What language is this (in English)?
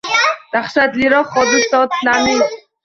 Uzbek